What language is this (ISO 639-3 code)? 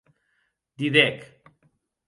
oci